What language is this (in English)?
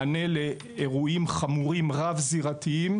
Hebrew